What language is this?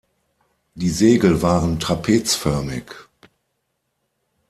German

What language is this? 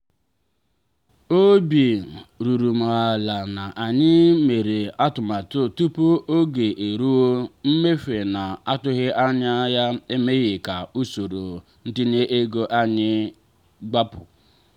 Igbo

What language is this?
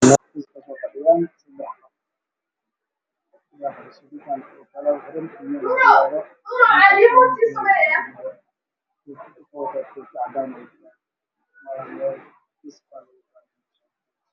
Somali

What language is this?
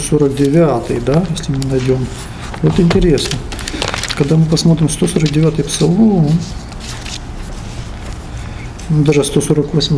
Russian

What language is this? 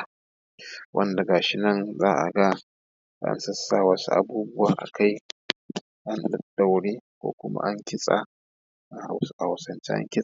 Hausa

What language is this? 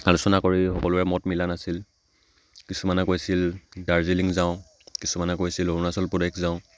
Assamese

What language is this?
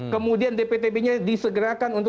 Indonesian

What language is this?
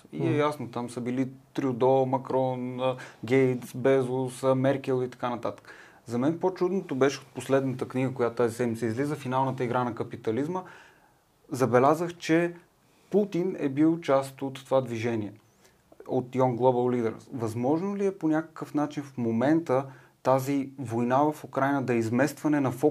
Bulgarian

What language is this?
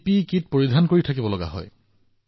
Assamese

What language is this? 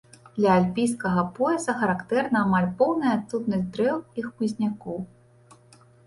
Belarusian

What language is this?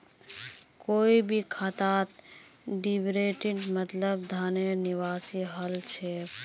Magahi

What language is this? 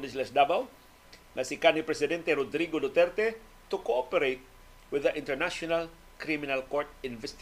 Filipino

